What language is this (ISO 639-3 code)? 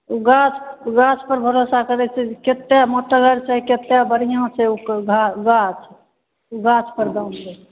mai